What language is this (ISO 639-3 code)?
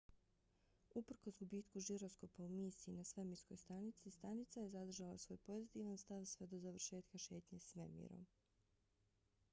bos